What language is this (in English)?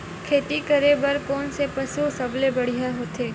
Chhattisgarhi